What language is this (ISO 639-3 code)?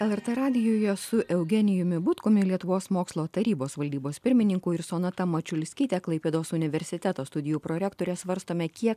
lit